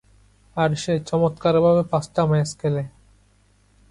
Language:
Bangla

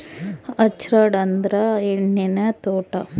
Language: Kannada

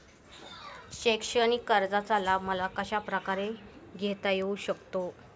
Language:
Marathi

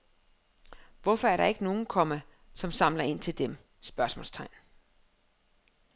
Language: Danish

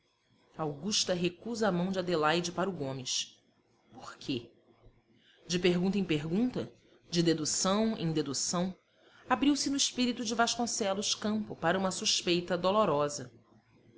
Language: Portuguese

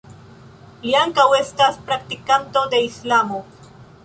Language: Esperanto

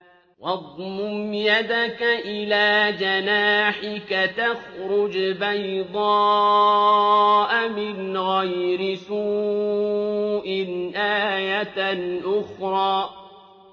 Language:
Arabic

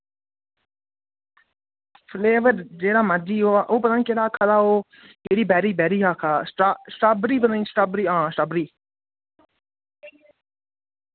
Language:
Dogri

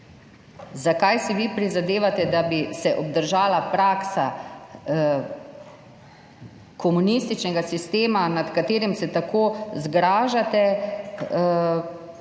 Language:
Slovenian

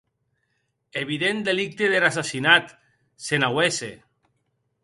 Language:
Occitan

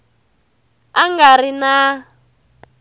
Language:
Tsonga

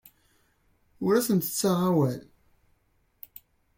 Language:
Kabyle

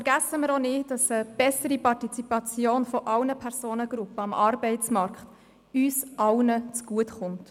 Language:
Swiss German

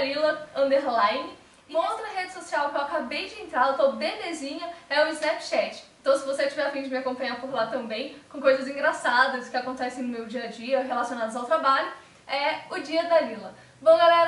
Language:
Portuguese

